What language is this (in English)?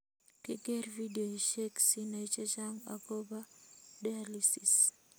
Kalenjin